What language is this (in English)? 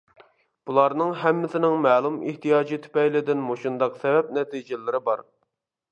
Uyghur